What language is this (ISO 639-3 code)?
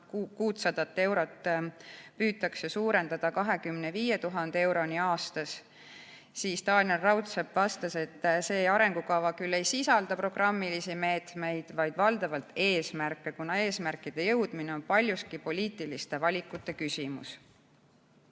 est